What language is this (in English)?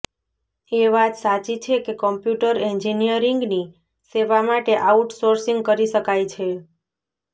Gujarati